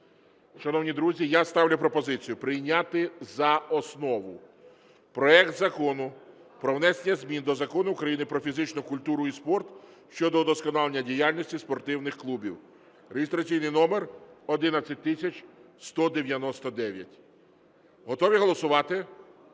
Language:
Ukrainian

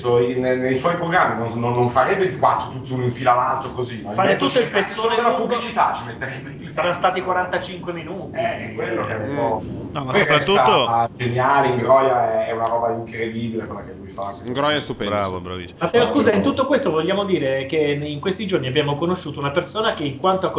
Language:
Italian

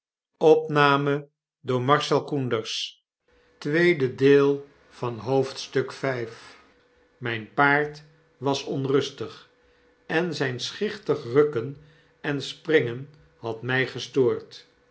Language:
Dutch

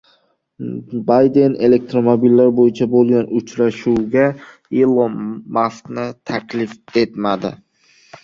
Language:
Uzbek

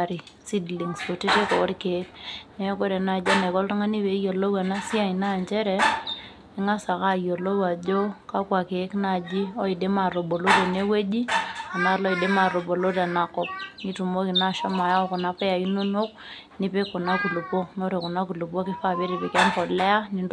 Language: Masai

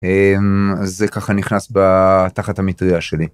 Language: Hebrew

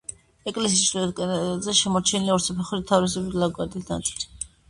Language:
Georgian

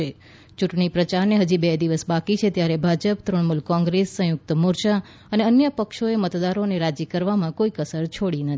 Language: Gujarati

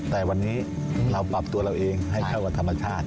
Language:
Thai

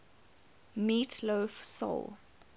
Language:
English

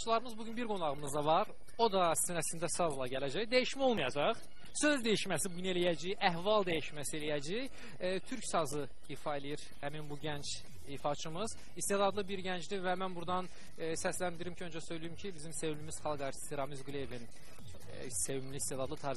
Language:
Turkish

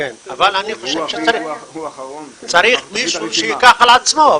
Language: Hebrew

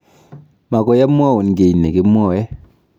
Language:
Kalenjin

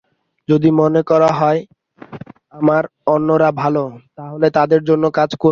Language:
Bangla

